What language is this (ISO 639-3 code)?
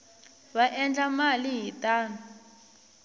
tso